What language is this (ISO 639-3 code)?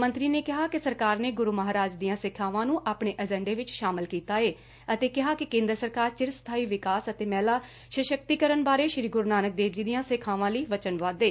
pan